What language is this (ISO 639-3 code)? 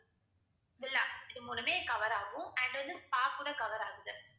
tam